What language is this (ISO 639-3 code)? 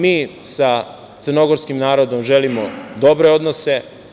srp